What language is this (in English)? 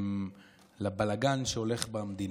Hebrew